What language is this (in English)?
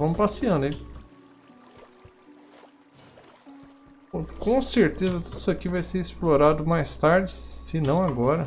Portuguese